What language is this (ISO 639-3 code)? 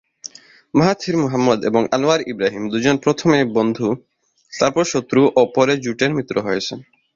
ben